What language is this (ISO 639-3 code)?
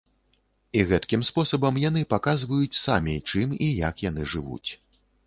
bel